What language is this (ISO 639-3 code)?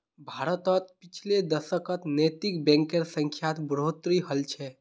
mag